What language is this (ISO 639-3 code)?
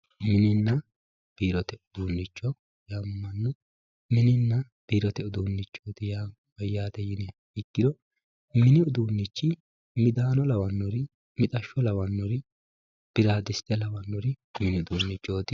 sid